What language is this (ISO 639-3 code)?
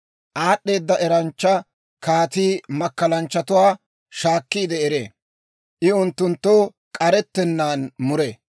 dwr